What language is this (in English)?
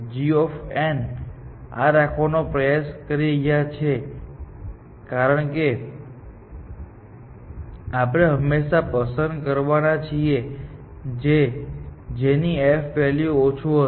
Gujarati